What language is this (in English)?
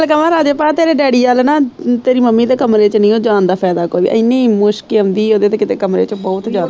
Punjabi